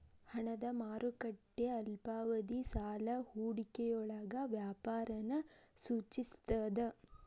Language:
Kannada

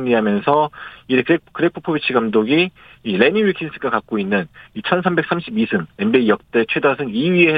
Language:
Korean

